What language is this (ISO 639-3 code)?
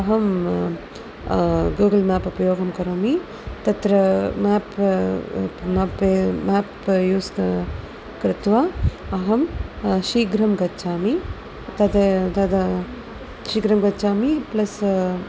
san